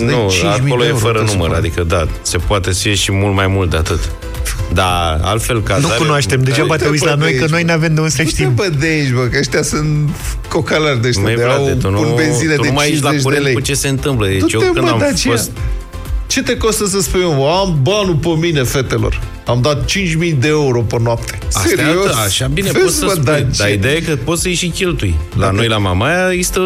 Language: Romanian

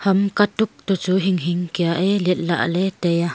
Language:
Wancho Naga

